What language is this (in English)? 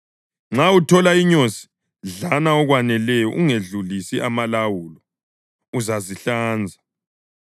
North Ndebele